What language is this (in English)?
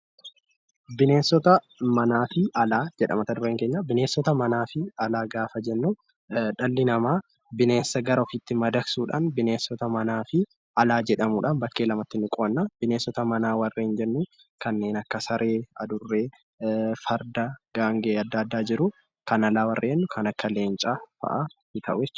Oromo